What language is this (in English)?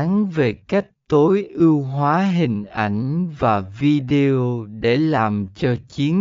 Vietnamese